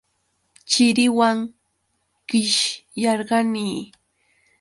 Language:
Yauyos Quechua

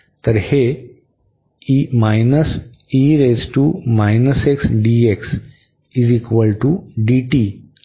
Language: Marathi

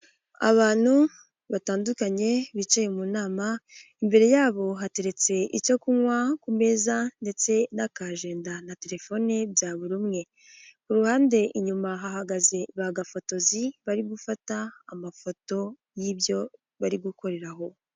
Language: Kinyarwanda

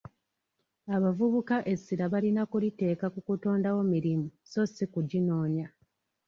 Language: Ganda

